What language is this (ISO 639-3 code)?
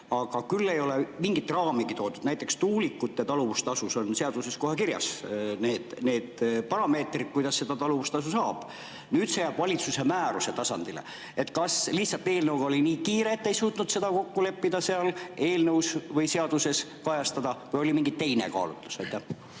est